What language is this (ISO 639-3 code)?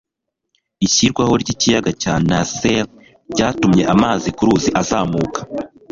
kin